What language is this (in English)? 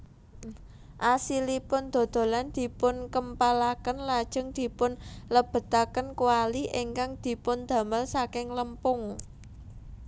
Javanese